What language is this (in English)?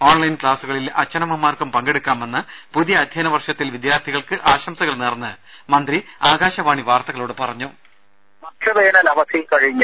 Malayalam